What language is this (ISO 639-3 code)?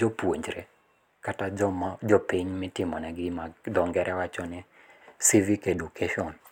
luo